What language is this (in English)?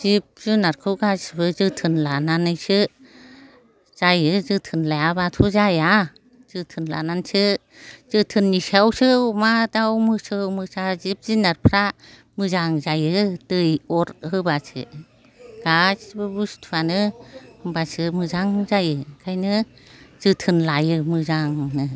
Bodo